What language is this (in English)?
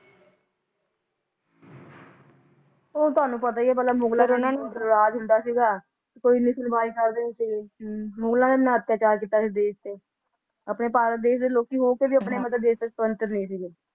Punjabi